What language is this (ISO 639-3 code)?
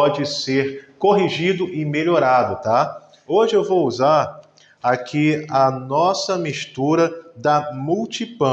por